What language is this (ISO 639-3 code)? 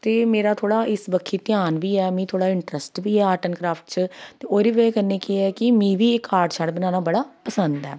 doi